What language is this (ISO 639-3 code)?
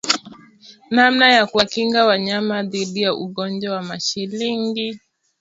swa